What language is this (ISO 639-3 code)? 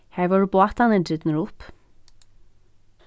fao